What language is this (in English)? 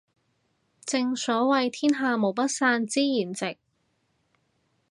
Cantonese